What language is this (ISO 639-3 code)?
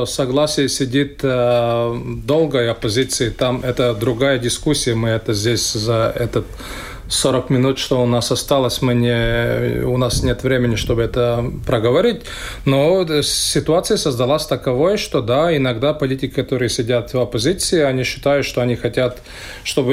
rus